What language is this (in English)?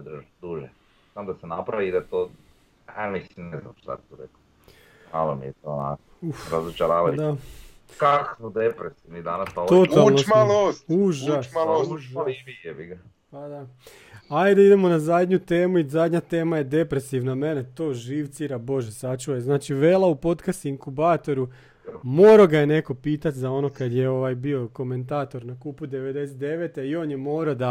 Croatian